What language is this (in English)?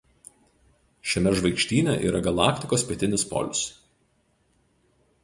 Lithuanian